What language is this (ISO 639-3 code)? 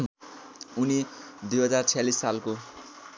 nep